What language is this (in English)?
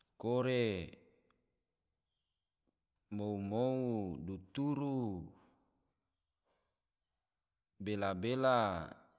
Tidore